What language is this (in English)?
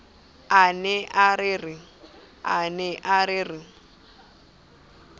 Southern Sotho